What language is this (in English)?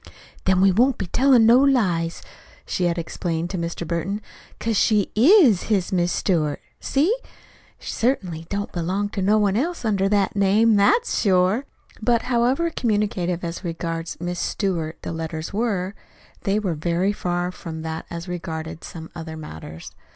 English